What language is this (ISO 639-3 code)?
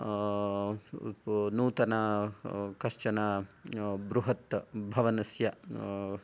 san